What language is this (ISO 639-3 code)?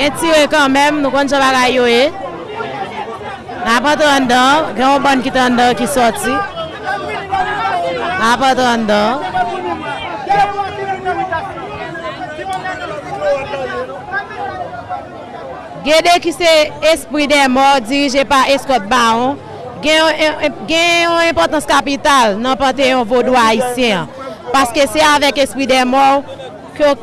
fra